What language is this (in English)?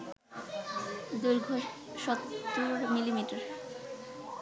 Bangla